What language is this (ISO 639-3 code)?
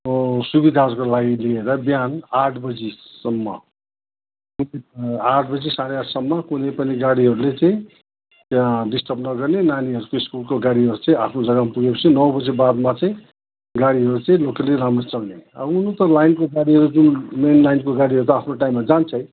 nep